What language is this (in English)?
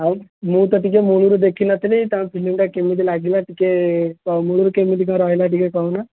Odia